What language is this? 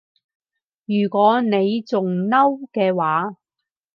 Cantonese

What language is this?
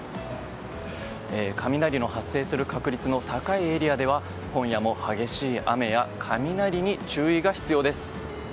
Japanese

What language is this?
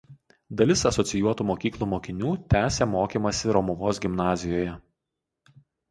Lithuanian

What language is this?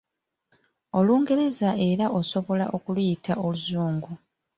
Ganda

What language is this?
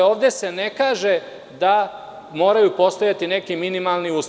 Serbian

